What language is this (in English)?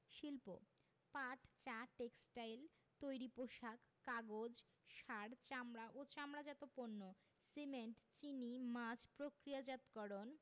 Bangla